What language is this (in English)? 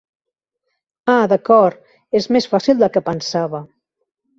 Catalan